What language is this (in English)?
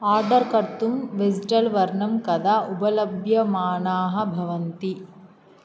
Sanskrit